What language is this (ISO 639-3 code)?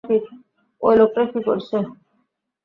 ben